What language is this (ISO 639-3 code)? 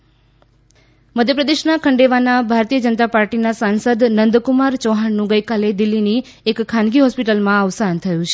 guj